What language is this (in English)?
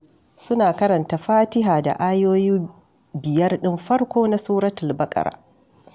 Hausa